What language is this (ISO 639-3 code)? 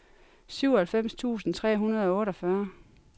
dan